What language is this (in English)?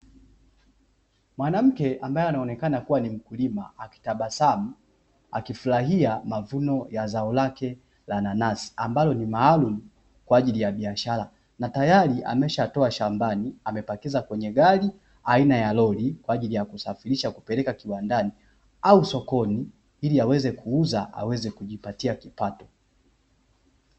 Swahili